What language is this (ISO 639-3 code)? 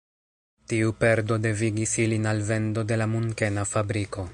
epo